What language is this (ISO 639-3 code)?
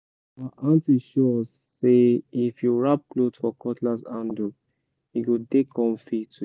pcm